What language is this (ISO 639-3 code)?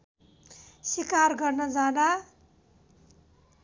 nep